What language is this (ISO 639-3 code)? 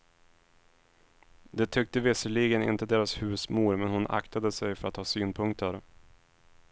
swe